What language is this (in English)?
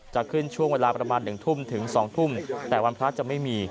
Thai